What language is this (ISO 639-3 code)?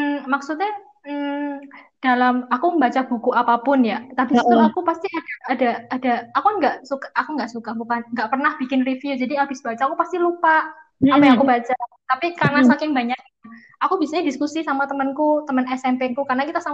ind